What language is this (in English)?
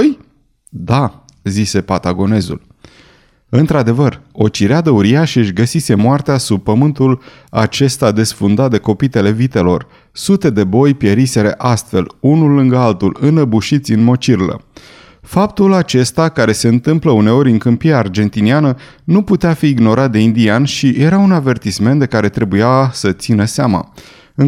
Romanian